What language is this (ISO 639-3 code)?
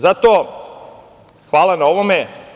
srp